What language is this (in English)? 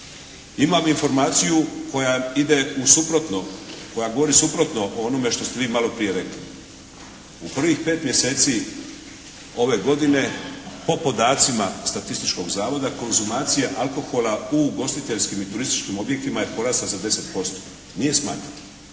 Croatian